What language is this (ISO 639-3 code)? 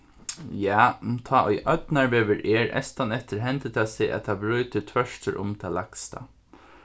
fao